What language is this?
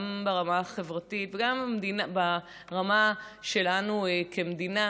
Hebrew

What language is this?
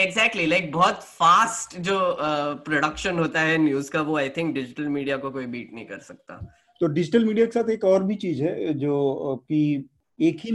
Hindi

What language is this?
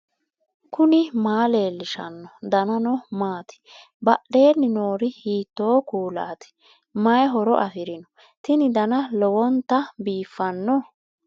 Sidamo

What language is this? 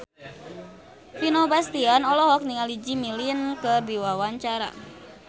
Sundanese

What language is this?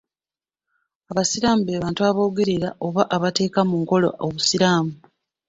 Ganda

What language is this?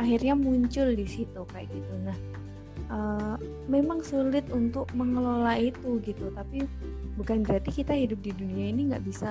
Indonesian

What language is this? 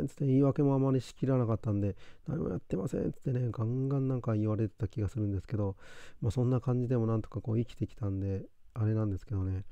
Japanese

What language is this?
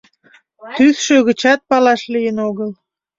Mari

